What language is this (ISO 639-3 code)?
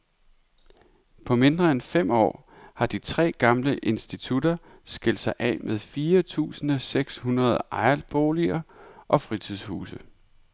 dan